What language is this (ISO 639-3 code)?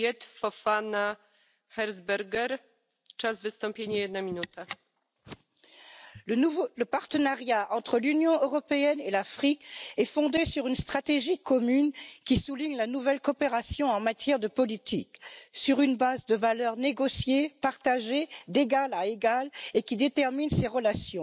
fra